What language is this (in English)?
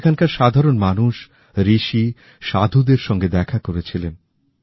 Bangla